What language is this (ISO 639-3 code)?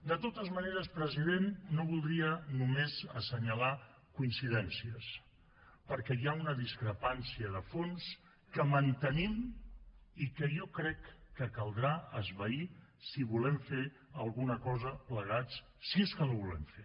cat